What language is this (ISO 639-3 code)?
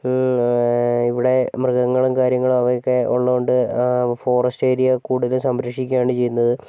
mal